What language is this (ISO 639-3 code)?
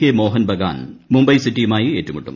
mal